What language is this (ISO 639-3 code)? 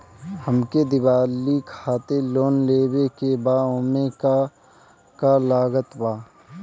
bho